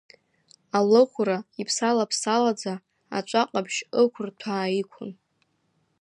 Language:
Abkhazian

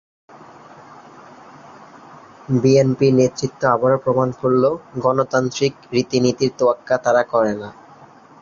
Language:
Bangla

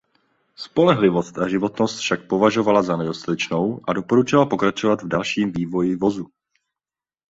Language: Czech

